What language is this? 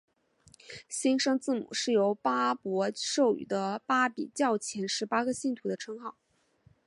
Chinese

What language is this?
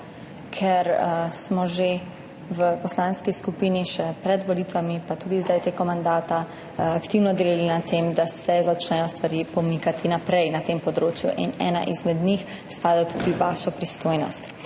Slovenian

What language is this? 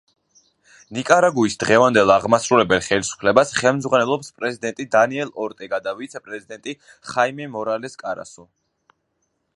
Georgian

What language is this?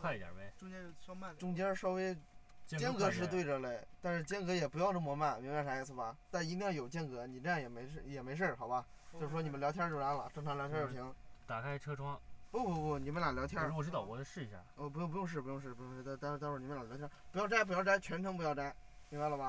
Chinese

